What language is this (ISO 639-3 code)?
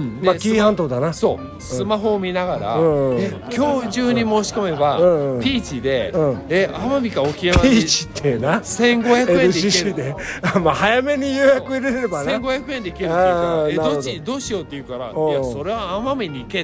jpn